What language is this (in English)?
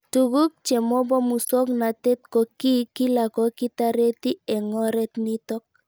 Kalenjin